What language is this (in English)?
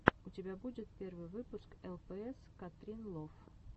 Russian